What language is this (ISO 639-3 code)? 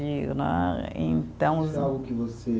por